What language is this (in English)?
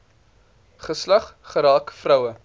Afrikaans